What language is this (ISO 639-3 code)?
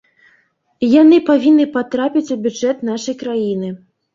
bel